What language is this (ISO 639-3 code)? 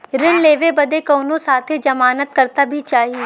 bho